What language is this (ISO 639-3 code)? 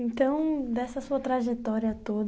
por